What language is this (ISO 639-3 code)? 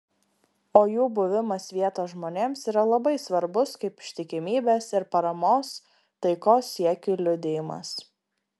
lit